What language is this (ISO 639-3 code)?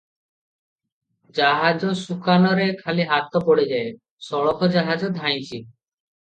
ori